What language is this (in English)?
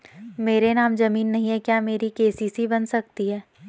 Hindi